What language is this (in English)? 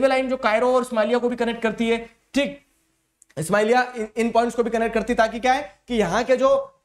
Hindi